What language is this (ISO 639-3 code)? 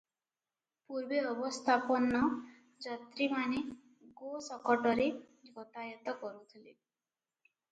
ori